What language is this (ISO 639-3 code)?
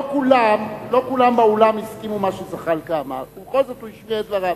heb